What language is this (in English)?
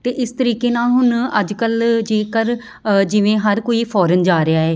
Punjabi